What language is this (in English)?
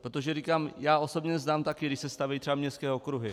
Czech